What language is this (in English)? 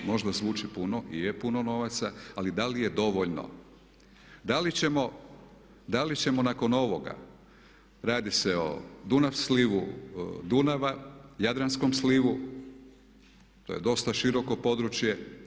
Croatian